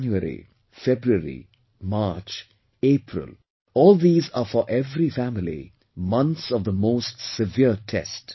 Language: English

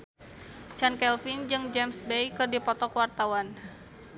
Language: Sundanese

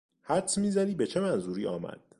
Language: Persian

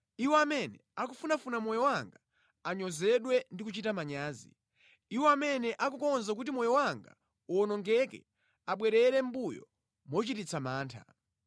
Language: Nyanja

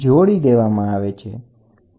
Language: Gujarati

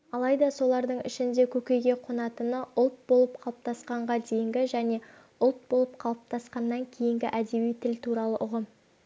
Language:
Kazakh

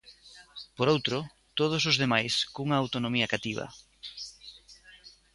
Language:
Galician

